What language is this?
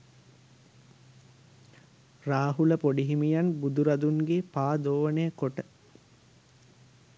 Sinhala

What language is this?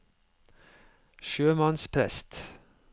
Norwegian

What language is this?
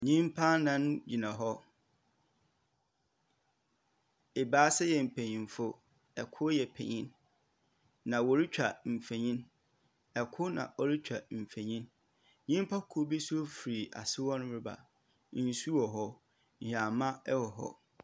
Akan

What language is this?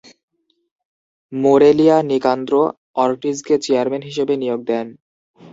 Bangla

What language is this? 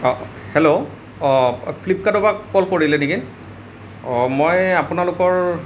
Assamese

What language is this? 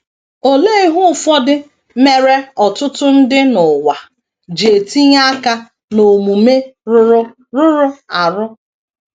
Igbo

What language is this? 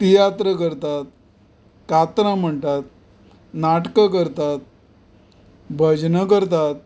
Konkani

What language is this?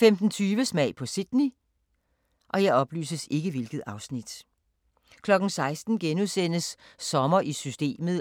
Danish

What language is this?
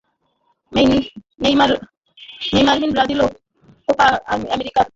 Bangla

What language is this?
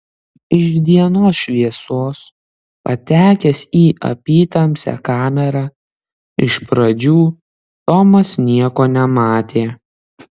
Lithuanian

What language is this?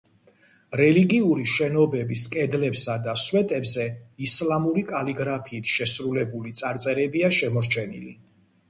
Georgian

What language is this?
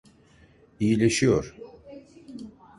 Turkish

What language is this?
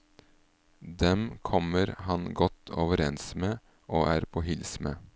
Norwegian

